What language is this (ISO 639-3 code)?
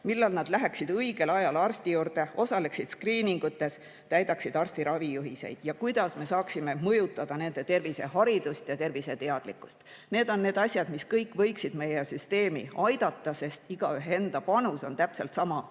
est